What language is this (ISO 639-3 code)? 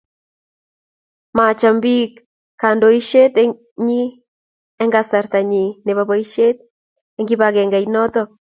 kln